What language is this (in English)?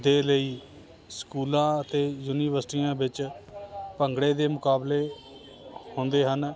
Punjabi